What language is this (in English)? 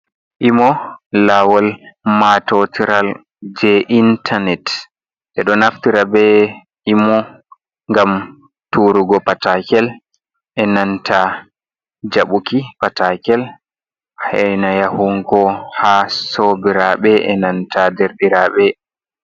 Fula